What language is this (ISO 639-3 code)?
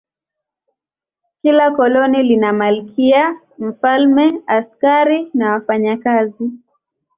swa